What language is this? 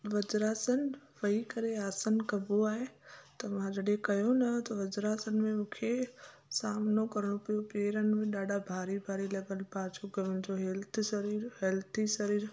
Sindhi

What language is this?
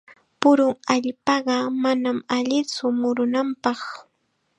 Chiquián Ancash Quechua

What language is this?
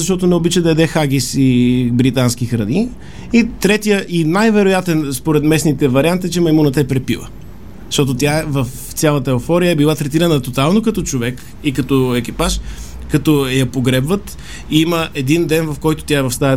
Bulgarian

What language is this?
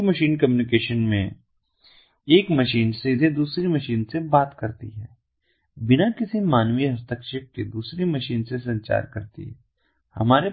Hindi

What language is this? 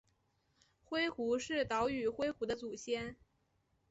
Chinese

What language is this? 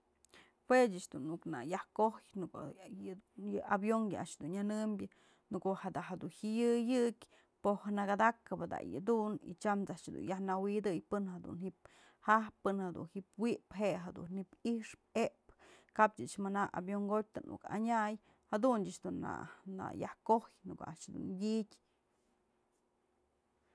Mazatlán Mixe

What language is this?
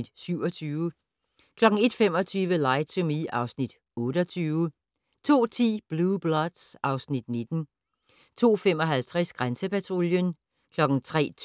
Danish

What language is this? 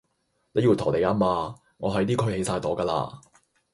Cantonese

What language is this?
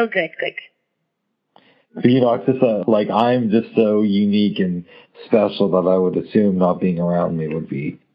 English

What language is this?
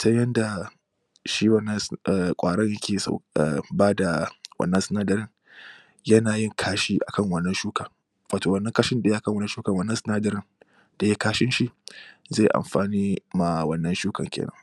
Hausa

